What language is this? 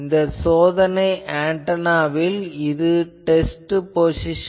Tamil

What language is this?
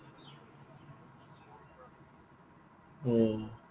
Assamese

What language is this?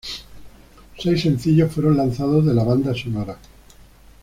Spanish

